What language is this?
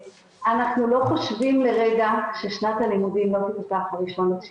Hebrew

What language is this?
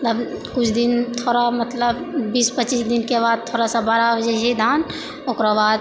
Maithili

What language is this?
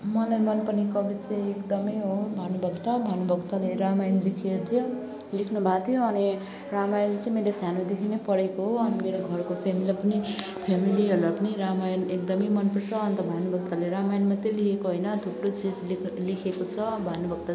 Nepali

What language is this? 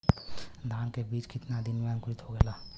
Bhojpuri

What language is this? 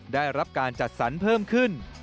Thai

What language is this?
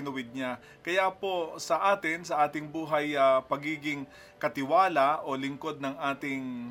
Filipino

